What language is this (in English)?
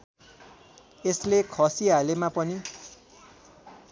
Nepali